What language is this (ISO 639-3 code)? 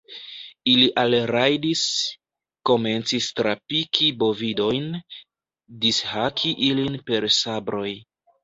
epo